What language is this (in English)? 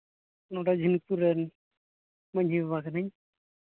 Santali